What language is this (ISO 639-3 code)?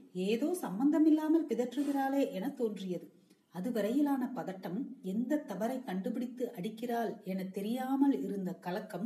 tam